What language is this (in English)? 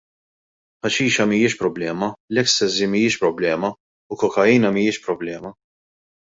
Maltese